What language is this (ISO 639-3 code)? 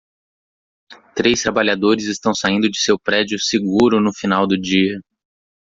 por